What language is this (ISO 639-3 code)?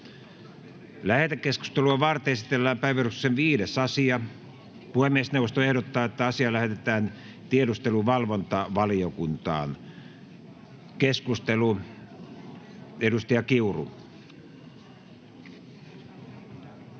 fin